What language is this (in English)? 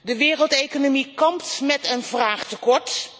Dutch